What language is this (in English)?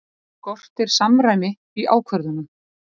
Icelandic